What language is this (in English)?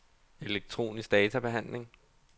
Danish